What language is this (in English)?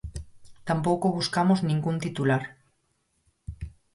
Galician